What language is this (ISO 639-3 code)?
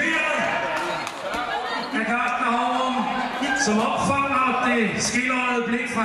dan